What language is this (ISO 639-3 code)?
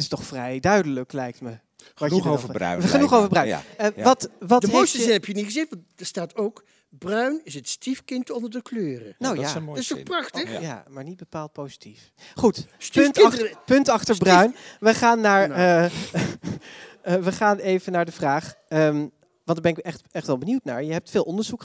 nld